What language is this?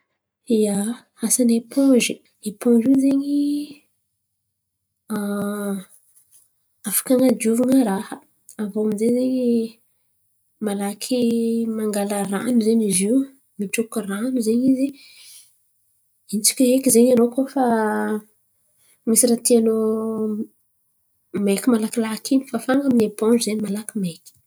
Antankarana Malagasy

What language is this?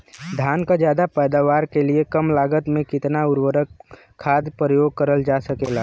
Bhojpuri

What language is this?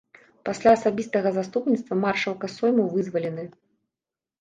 Belarusian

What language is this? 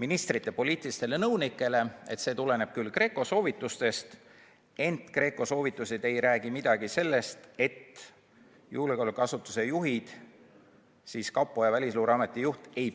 Estonian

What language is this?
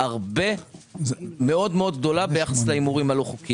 Hebrew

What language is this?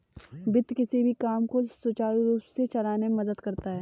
Hindi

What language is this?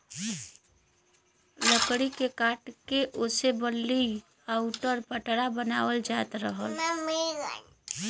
Bhojpuri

